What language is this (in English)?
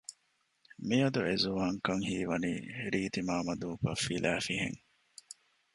Divehi